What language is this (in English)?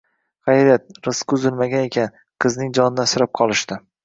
Uzbek